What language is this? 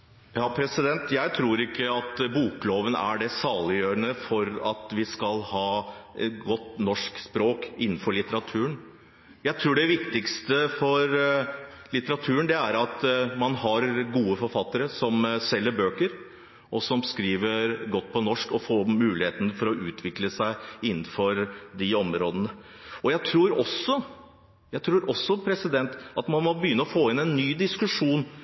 Norwegian Bokmål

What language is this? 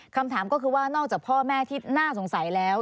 Thai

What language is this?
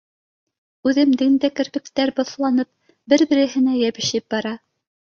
Bashkir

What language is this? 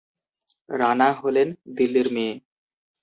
Bangla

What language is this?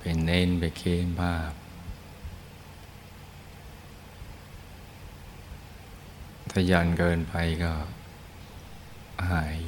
Thai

